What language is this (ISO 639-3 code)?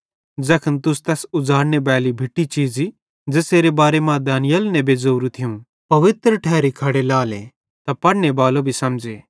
bhd